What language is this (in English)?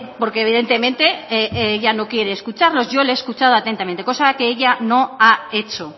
Spanish